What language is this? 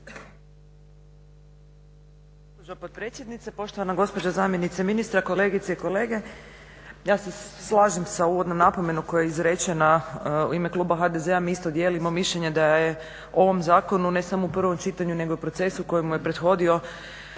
Croatian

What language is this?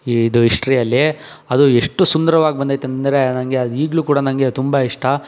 Kannada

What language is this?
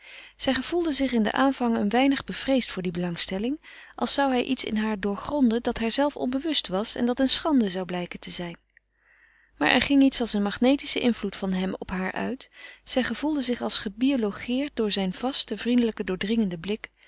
Dutch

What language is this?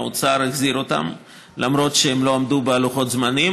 Hebrew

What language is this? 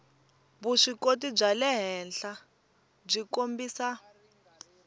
Tsonga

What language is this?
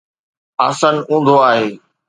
Sindhi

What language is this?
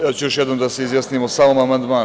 Serbian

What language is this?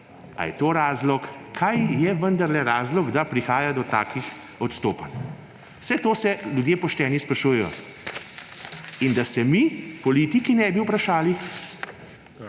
Slovenian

